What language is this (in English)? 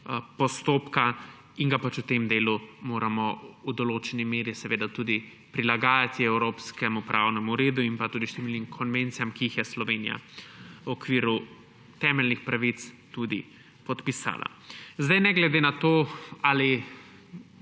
Slovenian